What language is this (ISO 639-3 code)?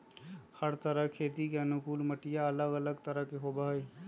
mag